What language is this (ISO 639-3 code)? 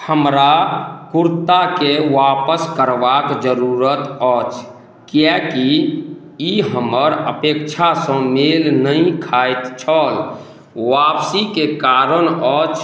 mai